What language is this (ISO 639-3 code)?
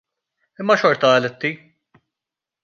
mlt